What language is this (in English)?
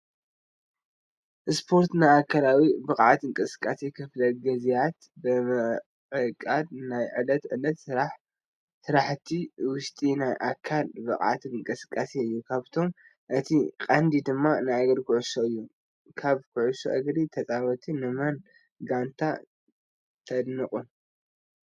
Tigrinya